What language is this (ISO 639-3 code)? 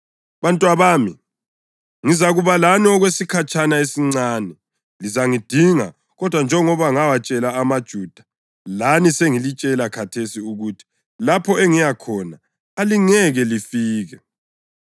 nde